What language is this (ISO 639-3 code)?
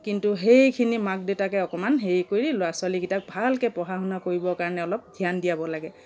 asm